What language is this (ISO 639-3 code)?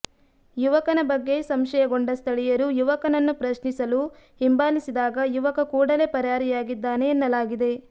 kan